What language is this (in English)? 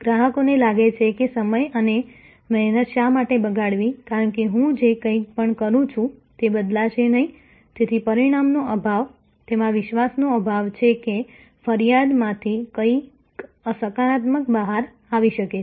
Gujarati